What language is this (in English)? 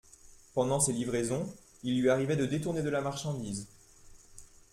French